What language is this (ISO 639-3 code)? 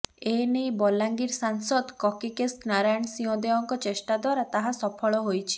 ori